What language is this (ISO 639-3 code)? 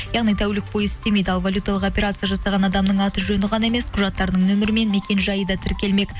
kaz